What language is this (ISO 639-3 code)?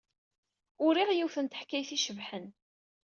kab